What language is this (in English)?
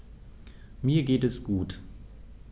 German